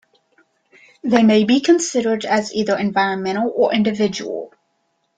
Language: English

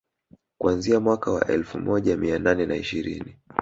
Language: Swahili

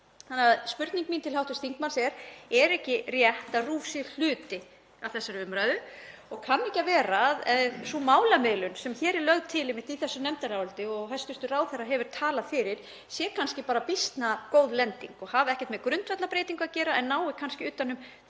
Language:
Icelandic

